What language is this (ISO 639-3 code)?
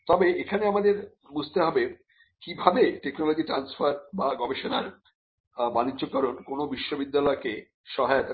ben